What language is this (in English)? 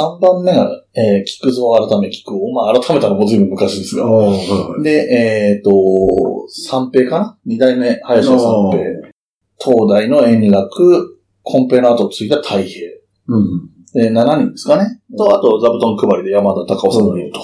Japanese